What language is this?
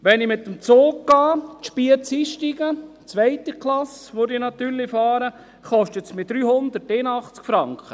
Swiss German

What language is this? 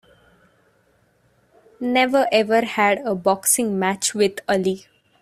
English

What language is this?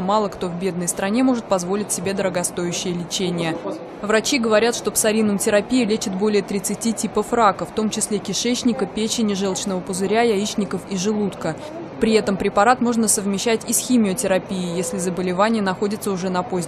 Russian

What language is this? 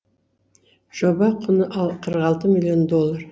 Kazakh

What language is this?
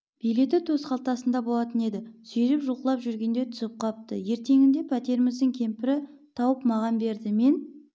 Kazakh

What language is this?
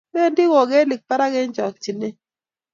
Kalenjin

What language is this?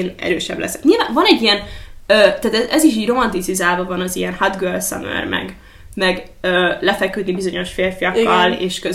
Hungarian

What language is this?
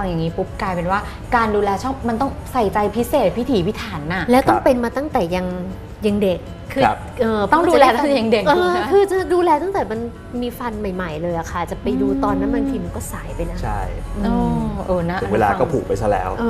Thai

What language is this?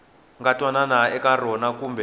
Tsonga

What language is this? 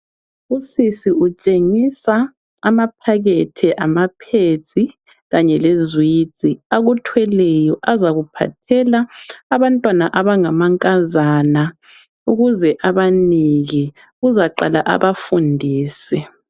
North Ndebele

